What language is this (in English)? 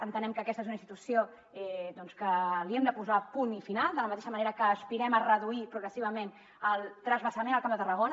Catalan